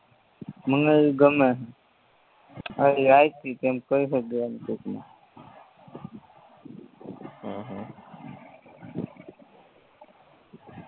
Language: Gujarati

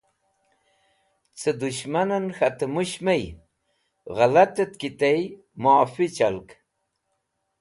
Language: Wakhi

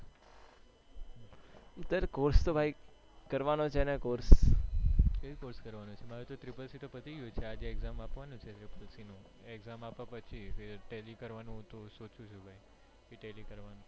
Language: Gujarati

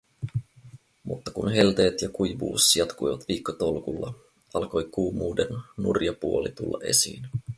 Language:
Finnish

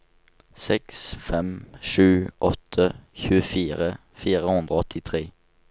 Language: Norwegian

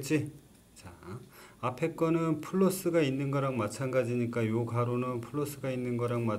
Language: Korean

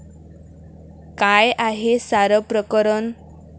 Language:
Marathi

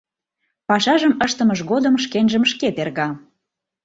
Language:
Mari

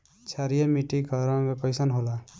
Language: Bhojpuri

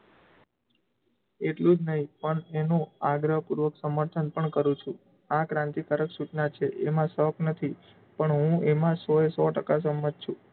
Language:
Gujarati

